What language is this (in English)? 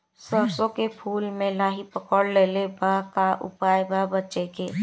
Bhojpuri